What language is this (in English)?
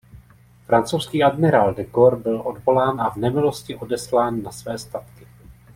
Czech